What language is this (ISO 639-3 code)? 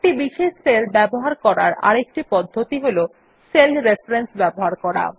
ben